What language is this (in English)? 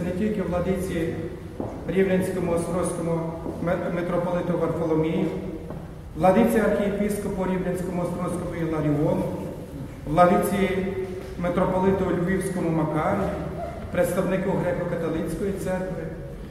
Ukrainian